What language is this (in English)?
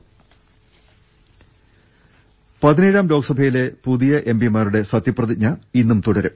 Malayalam